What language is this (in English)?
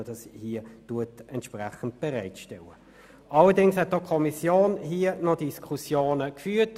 Swiss German